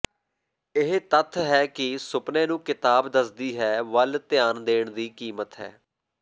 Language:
Punjabi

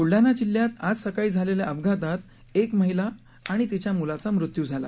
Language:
Marathi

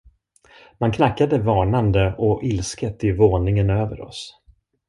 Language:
Swedish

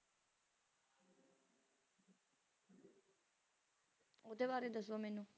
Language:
Punjabi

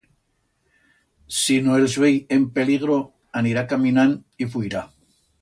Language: Aragonese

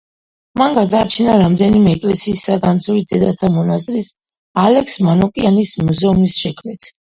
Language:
Georgian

